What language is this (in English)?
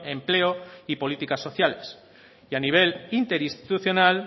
Spanish